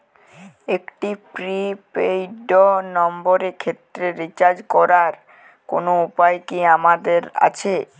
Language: Bangla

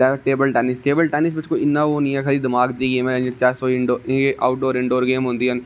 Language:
Dogri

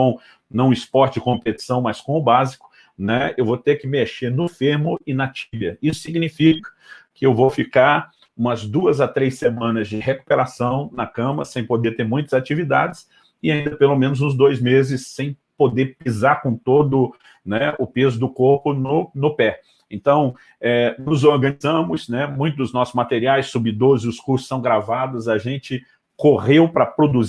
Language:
Portuguese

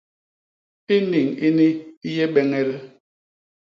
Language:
Basaa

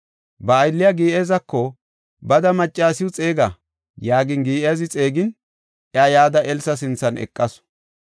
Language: Gofa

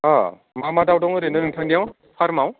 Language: Bodo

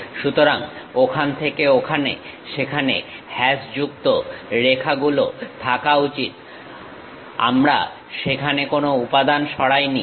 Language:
Bangla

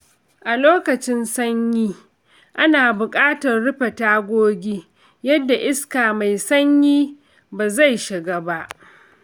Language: Hausa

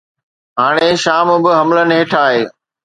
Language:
Sindhi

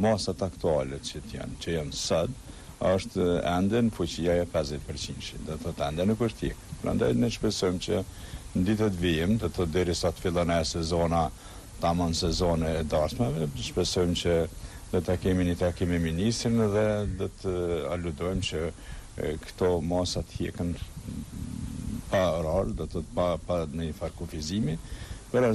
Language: Romanian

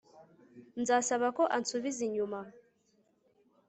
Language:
Kinyarwanda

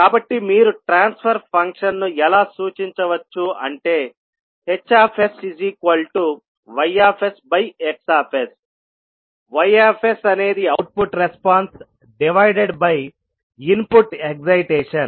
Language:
Telugu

